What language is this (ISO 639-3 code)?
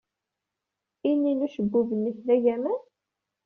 kab